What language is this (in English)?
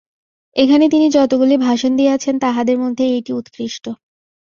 Bangla